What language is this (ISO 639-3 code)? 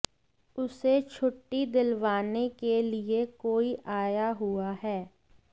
hin